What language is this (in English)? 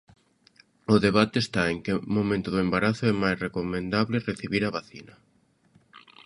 Galician